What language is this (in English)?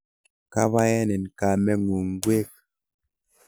Kalenjin